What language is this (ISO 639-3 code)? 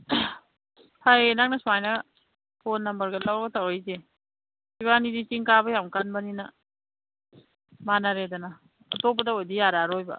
mni